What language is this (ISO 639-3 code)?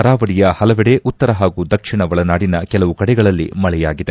kan